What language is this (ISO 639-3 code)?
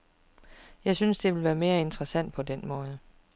dan